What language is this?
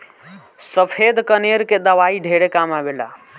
Bhojpuri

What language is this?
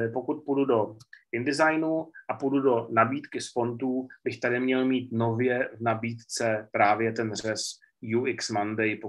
Czech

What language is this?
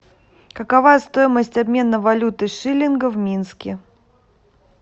Russian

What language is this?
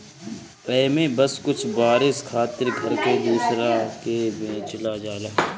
Bhojpuri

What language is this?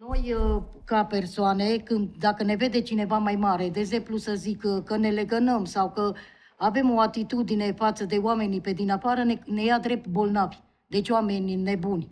Romanian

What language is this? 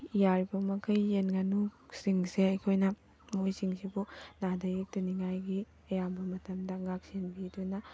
Manipuri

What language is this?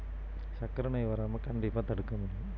Tamil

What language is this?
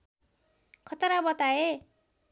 Nepali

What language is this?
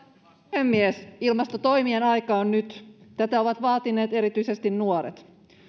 Finnish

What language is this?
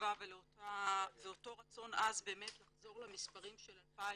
Hebrew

